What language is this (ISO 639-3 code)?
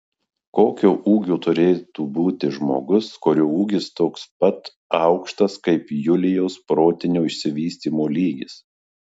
lit